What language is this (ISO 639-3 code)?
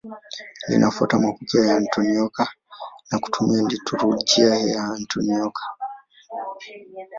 swa